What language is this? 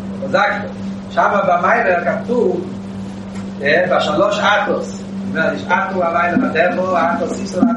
Hebrew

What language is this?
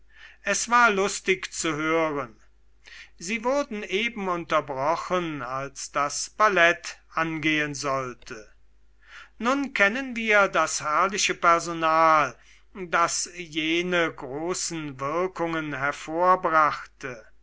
German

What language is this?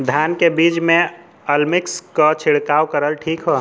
Bhojpuri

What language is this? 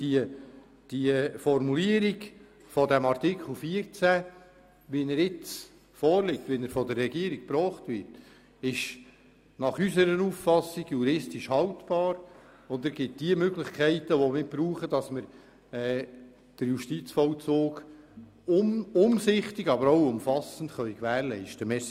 Swiss German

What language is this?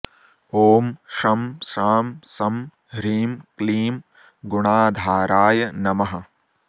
Sanskrit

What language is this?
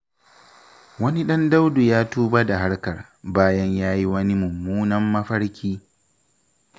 Hausa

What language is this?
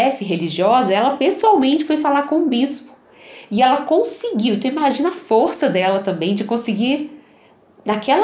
Portuguese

